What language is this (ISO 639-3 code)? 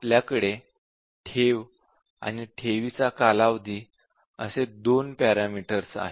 mar